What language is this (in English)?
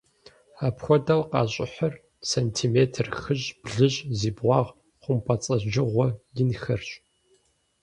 Kabardian